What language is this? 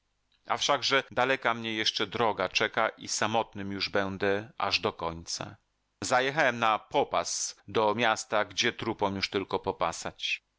Polish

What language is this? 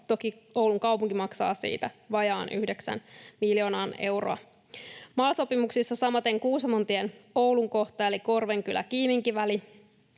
Finnish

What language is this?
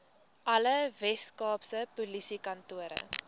Afrikaans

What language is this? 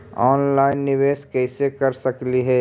Magahi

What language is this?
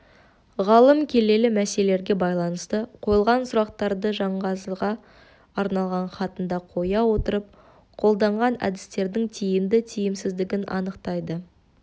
Kazakh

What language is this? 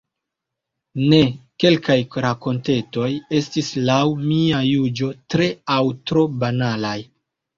Esperanto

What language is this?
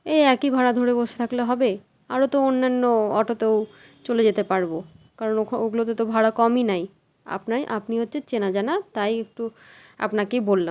Bangla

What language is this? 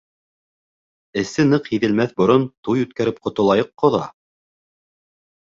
Bashkir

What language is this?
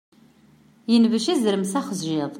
Kabyle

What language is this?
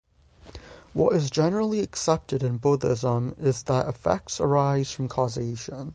English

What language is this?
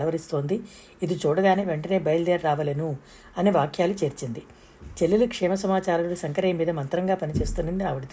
Telugu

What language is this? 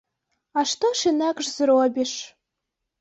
Belarusian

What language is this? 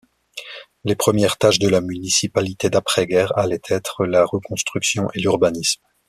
French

